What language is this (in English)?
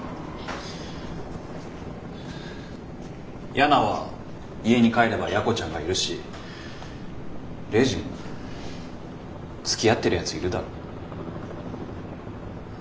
Japanese